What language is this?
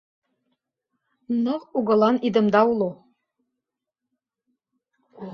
Mari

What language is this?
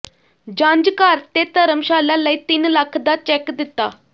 Punjabi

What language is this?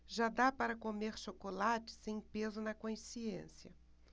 Portuguese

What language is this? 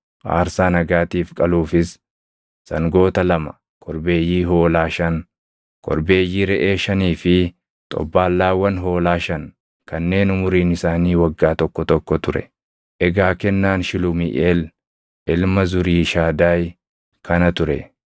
Oromo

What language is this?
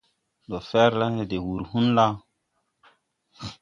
Tupuri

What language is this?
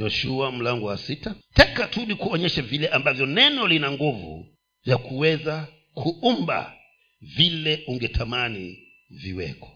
Swahili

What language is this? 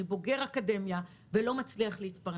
Hebrew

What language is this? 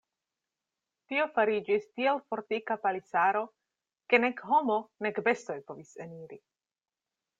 Esperanto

